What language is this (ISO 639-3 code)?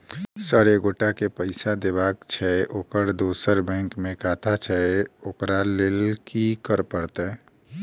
mai